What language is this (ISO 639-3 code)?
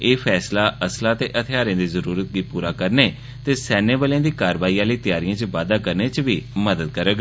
doi